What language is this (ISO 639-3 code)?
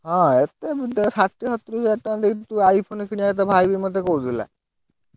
ori